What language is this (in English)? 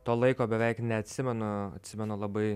Lithuanian